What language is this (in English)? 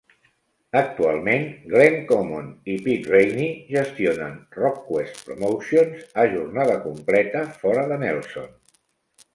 Catalan